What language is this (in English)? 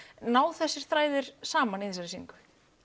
Icelandic